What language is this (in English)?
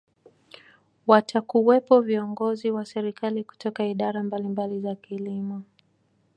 Swahili